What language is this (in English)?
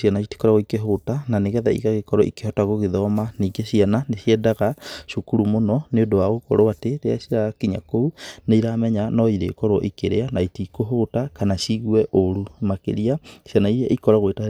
Kikuyu